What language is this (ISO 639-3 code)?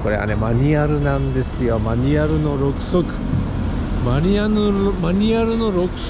jpn